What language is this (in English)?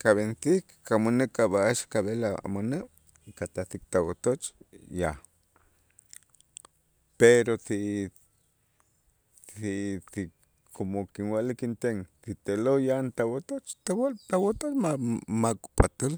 Itzá